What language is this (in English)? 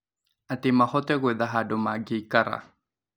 Kikuyu